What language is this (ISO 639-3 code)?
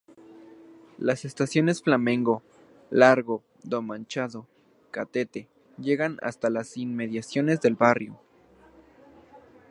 spa